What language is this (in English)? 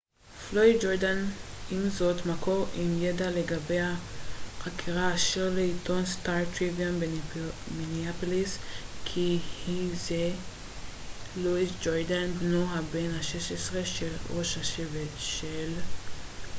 Hebrew